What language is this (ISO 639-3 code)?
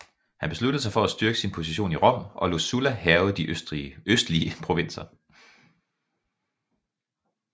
dan